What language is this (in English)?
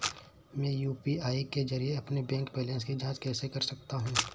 Hindi